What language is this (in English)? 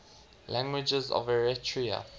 English